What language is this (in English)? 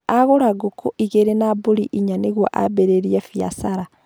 Kikuyu